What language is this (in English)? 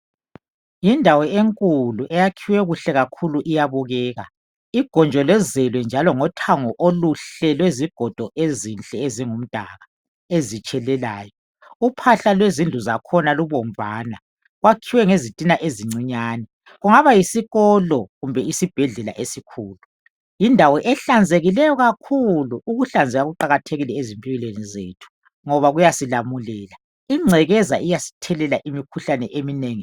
North Ndebele